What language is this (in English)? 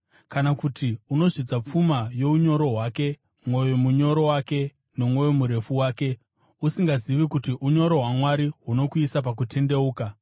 Shona